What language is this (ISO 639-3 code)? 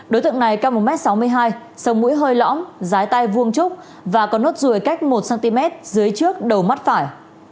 vie